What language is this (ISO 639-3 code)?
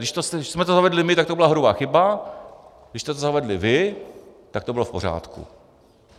ces